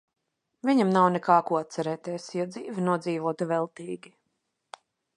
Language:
Latvian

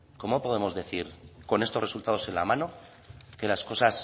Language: Spanish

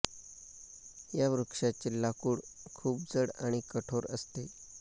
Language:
Marathi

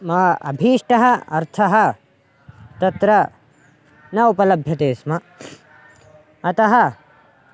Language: Sanskrit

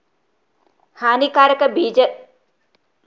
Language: Kannada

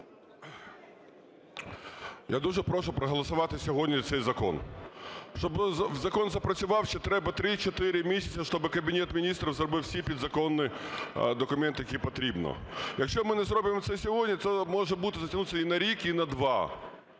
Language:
Ukrainian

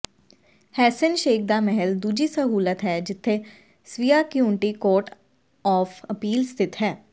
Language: Punjabi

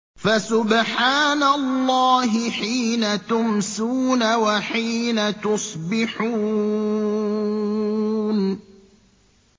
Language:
Arabic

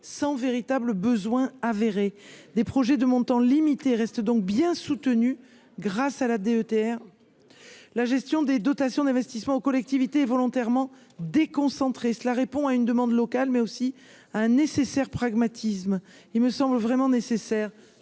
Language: French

